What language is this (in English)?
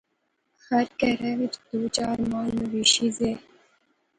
Pahari-Potwari